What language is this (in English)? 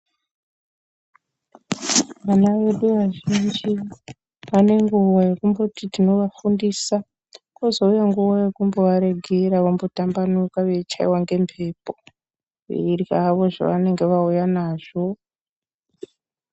Ndau